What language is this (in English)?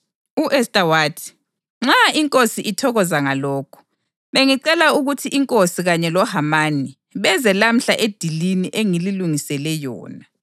North Ndebele